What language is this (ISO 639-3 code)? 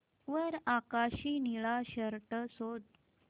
mar